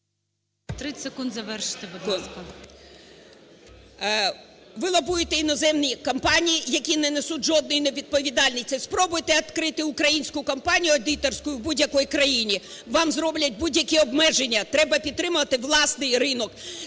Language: Ukrainian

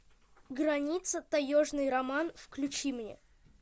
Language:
Russian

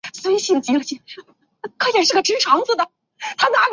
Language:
Chinese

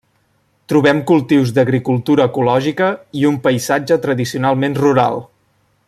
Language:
Catalan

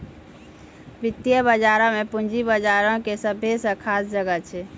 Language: Maithili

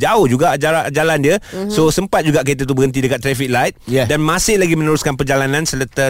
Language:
Malay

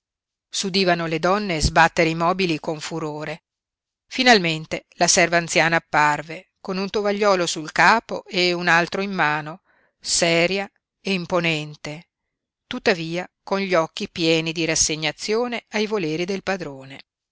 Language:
Italian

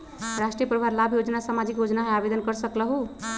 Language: Magahi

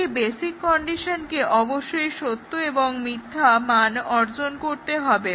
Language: Bangla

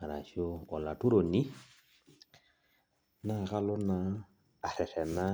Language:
Masai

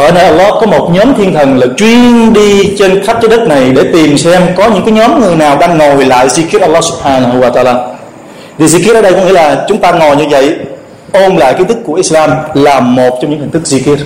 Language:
Vietnamese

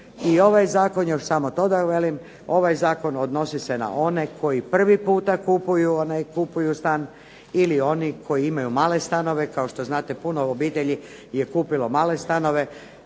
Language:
Croatian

